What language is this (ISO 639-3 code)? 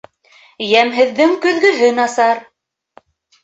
bak